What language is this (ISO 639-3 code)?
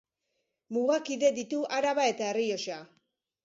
eus